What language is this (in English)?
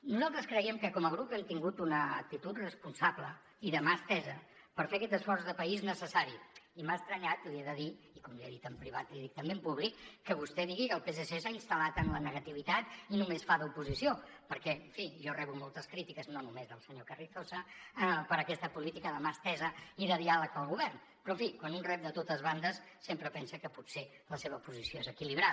Catalan